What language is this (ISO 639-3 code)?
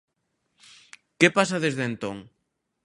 glg